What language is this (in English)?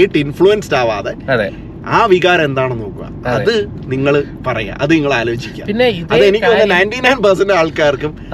Malayalam